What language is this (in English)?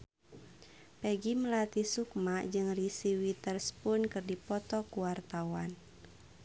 Sundanese